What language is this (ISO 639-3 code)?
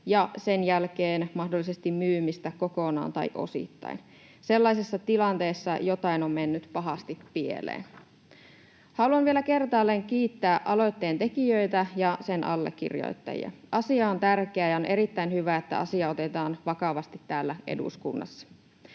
fin